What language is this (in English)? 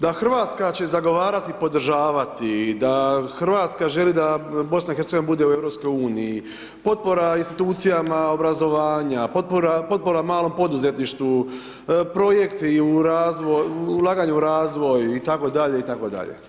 Croatian